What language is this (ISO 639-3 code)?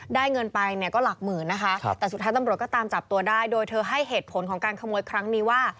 tha